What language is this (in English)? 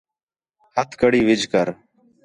Khetrani